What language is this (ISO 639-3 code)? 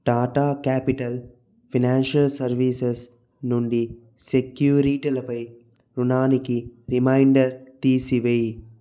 tel